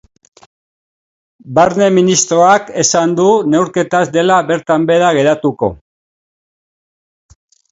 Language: Basque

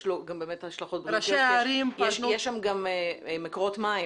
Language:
Hebrew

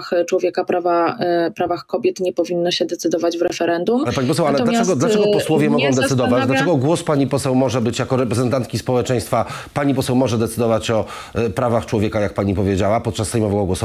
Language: Polish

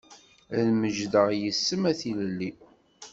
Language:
Kabyle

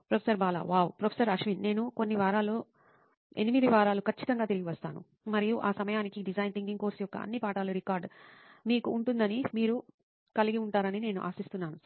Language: Telugu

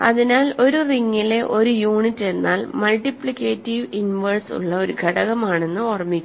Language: Malayalam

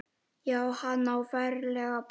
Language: Icelandic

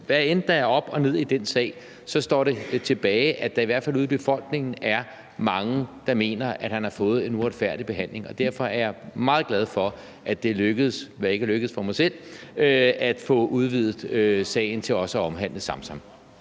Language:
Danish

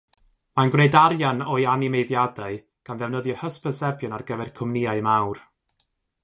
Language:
Welsh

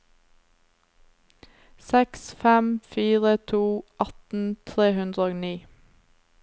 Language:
Norwegian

